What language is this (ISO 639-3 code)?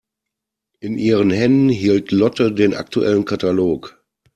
deu